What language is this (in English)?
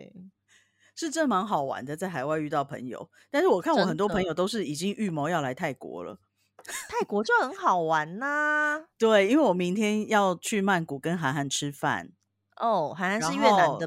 Chinese